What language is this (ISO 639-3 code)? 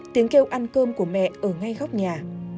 vie